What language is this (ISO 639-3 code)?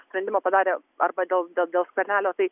lit